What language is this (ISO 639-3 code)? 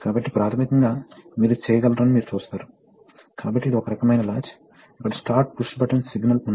tel